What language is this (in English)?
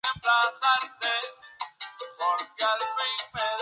Spanish